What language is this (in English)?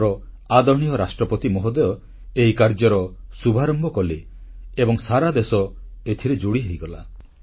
Odia